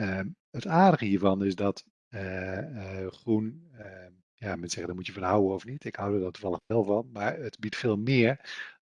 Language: Dutch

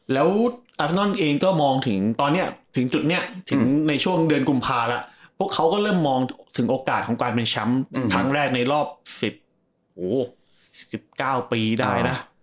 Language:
Thai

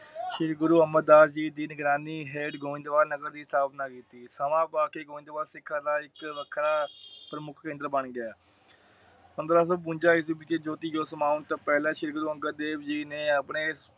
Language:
Punjabi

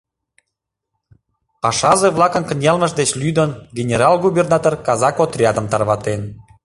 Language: Mari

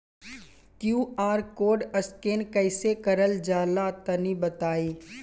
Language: Bhojpuri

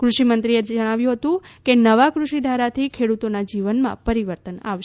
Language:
Gujarati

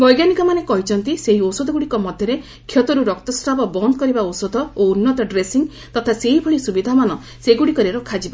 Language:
Odia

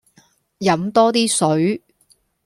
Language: Cantonese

